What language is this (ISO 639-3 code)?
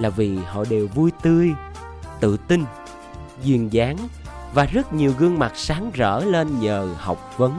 vie